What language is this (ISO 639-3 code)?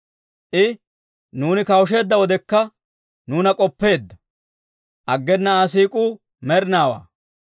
dwr